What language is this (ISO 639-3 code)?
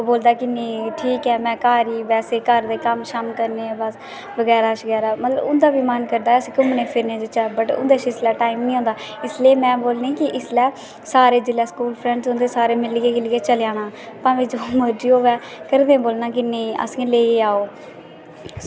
doi